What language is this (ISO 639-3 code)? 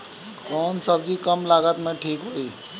bho